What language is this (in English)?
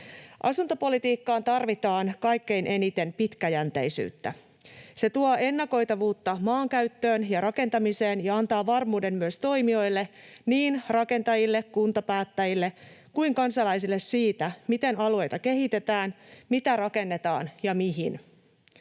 Finnish